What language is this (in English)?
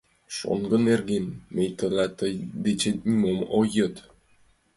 Mari